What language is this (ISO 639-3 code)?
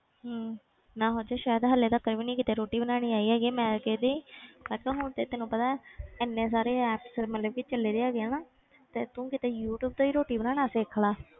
pan